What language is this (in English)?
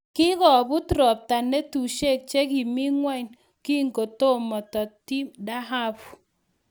Kalenjin